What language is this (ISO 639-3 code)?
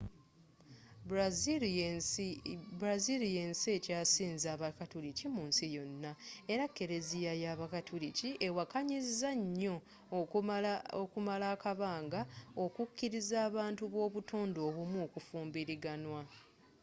lug